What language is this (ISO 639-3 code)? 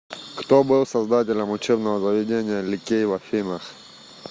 rus